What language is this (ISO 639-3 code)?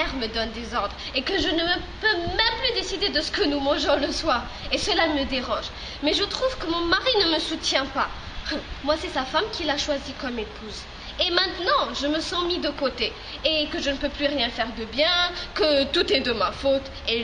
fra